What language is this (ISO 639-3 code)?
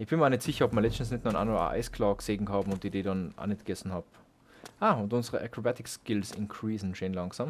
deu